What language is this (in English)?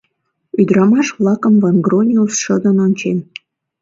Mari